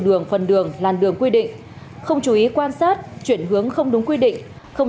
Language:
Vietnamese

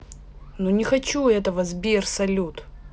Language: Russian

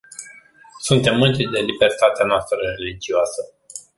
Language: Romanian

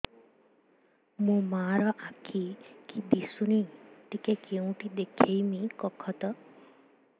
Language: Odia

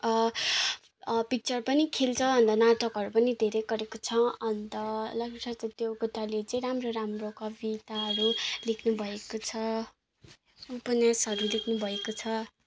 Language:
Nepali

